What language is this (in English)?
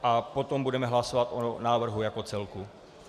Czech